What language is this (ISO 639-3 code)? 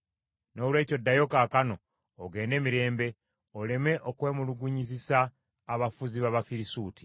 lug